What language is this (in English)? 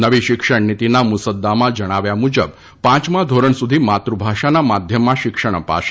Gujarati